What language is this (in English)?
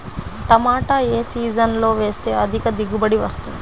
Telugu